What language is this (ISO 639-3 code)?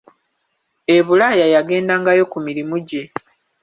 lug